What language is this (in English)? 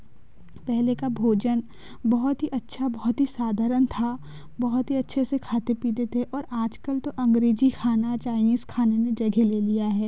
Hindi